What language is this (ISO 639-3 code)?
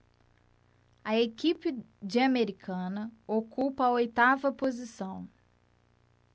por